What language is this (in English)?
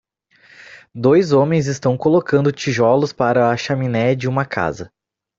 Portuguese